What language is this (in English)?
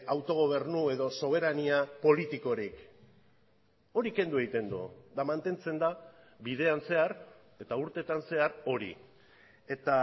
Basque